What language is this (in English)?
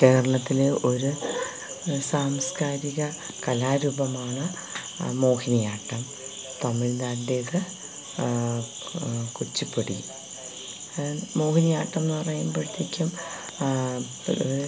Malayalam